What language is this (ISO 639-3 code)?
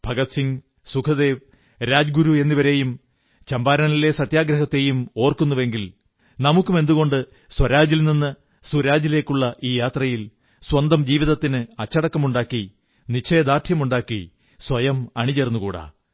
mal